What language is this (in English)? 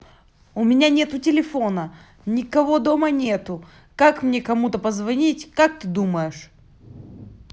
Russian